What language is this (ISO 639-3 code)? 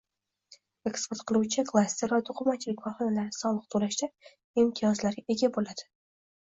uzb